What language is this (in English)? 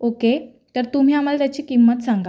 Marathi